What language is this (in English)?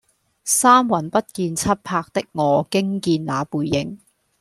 Cantonese